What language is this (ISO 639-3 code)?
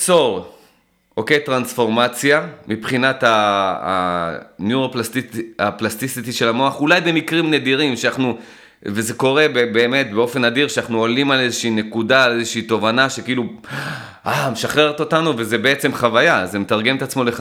heb